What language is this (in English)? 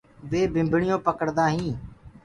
Gurgula